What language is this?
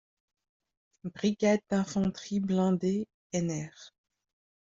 French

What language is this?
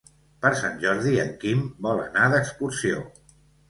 Catalan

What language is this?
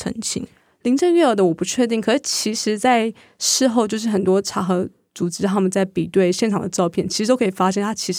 Chinese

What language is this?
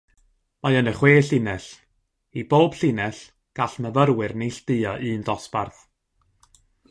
Welsh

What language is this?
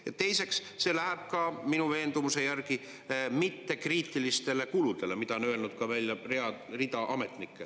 Estonian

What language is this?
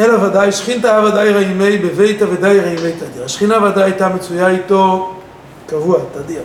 Hebrew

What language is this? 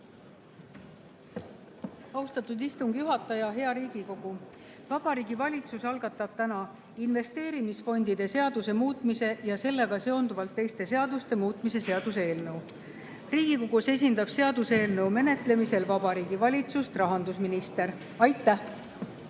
Estonian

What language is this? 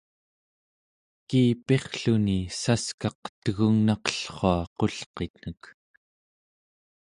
Central Yupik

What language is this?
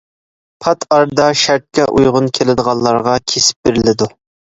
Uyghur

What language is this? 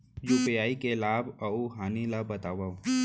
Chhattisgarhi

